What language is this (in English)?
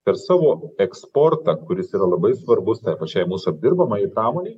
Lithuanian